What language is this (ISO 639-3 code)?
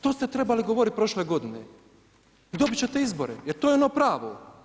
hrv